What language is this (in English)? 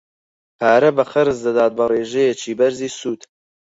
Central Kurdish